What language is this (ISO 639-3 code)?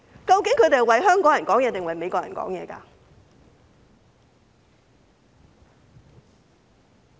yue